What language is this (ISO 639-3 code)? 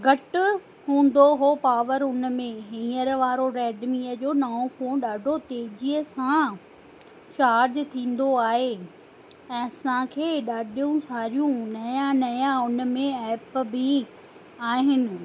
snd